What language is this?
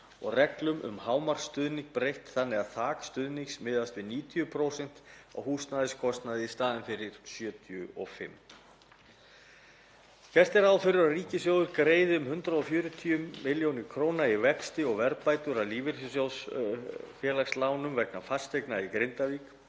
Icelandic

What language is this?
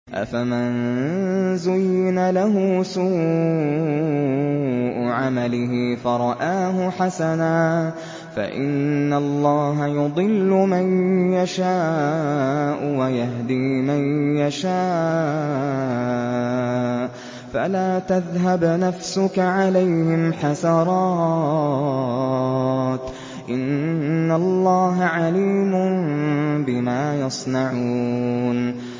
Arabic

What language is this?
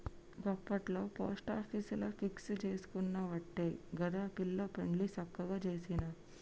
Telugu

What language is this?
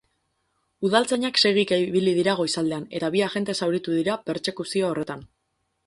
Basque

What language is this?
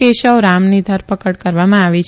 Gujarati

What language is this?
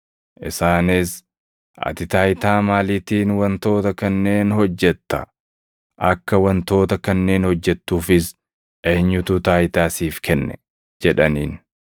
Oromo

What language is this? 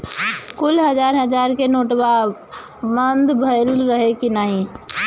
Bhojpuri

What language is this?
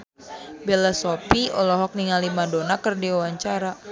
Sundanese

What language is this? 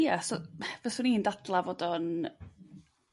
Welsh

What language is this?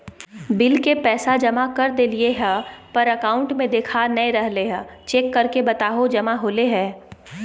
Magahi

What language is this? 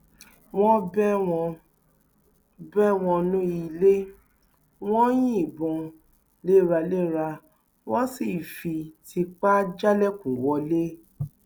Yoruba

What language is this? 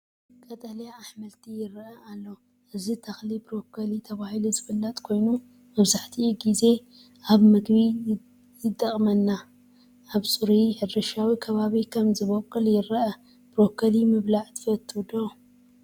Tigrinya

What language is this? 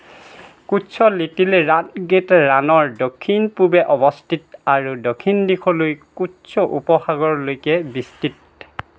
Assamese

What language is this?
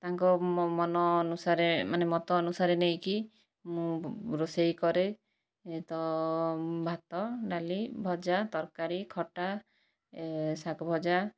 Odia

